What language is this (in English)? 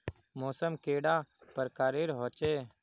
Magahi